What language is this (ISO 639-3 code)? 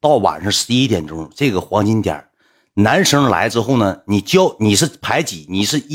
zho